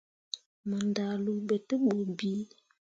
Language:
Mundang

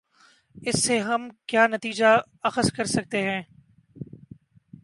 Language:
Urdu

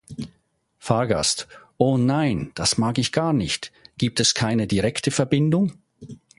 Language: German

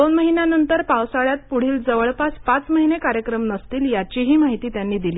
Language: Marathi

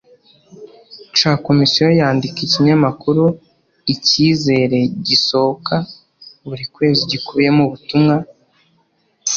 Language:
Kinyarwanda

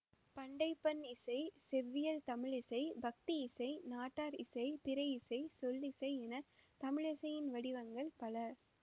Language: Tamil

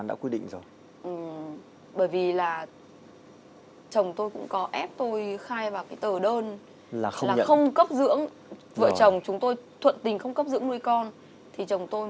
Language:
Vietnamese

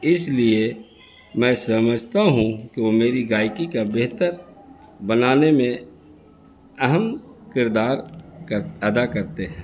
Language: Urdu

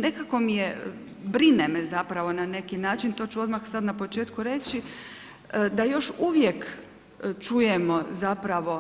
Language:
Croatian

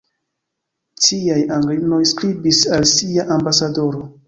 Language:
Esperanto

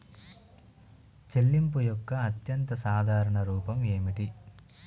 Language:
Telugu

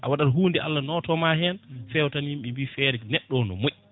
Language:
Fula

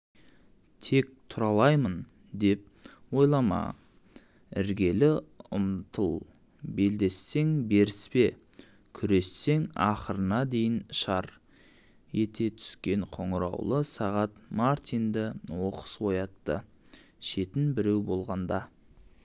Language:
Kazakh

